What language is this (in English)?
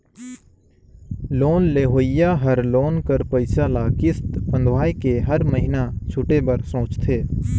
Chhattisgarhi